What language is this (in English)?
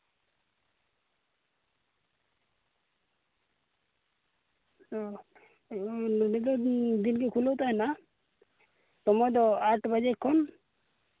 Santali